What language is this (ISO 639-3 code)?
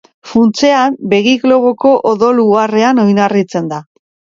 eus